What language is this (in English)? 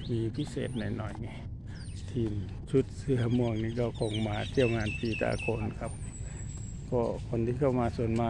Thai